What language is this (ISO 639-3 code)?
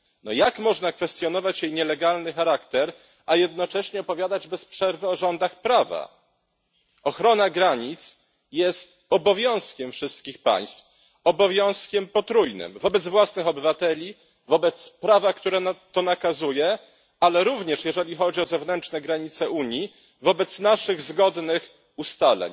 pol